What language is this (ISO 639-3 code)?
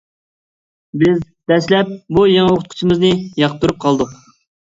uig